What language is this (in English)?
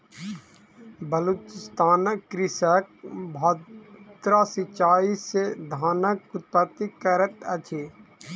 Maithili